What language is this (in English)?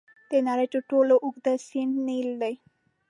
Pashto